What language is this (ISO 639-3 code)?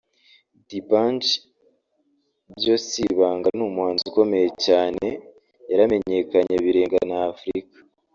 kin